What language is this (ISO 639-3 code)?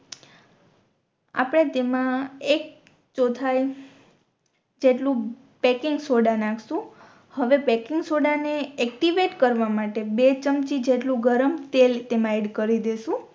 guj